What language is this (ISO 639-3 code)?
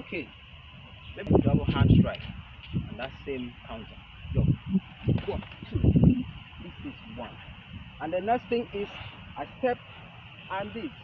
eng